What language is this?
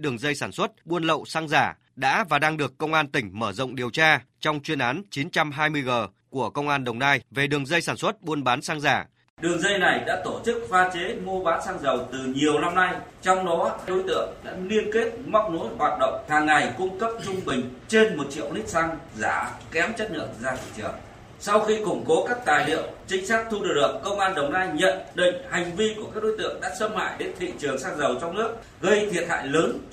Vietnamese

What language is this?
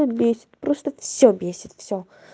Russian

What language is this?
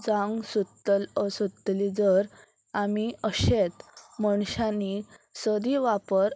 Konkani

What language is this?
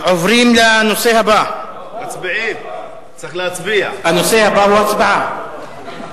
Hebrew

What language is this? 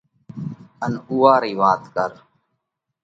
Parkari Koli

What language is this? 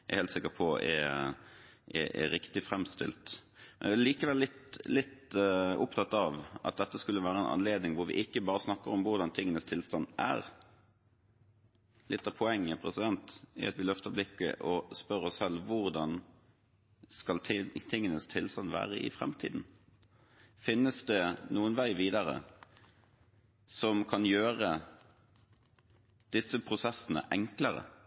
Norwegian Bokmål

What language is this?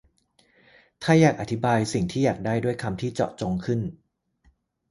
Thai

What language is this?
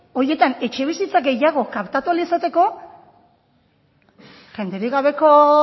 Basque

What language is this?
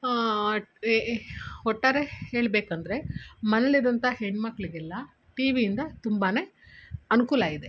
Kannada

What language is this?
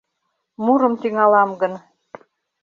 Mari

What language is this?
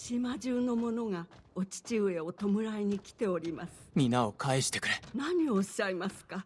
Japanese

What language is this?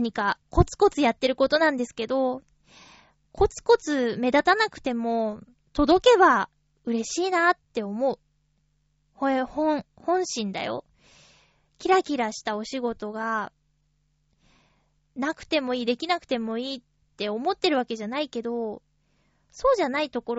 Japanese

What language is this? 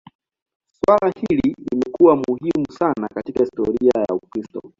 Swahili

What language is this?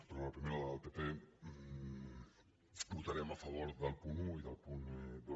Catalan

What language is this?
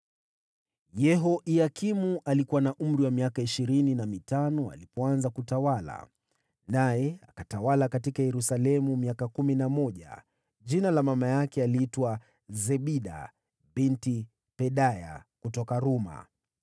Swahili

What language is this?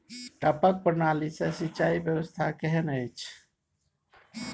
Maithili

